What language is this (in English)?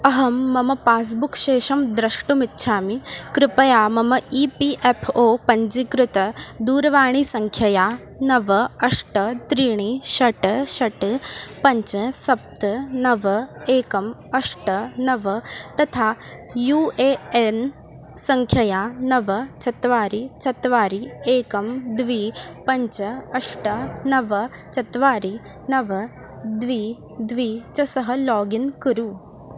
Sanskrit